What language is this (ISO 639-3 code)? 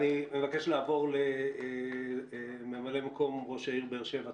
heb